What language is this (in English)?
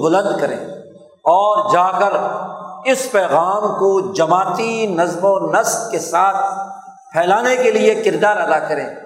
Urdu